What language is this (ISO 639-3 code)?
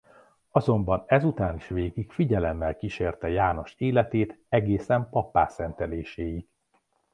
hun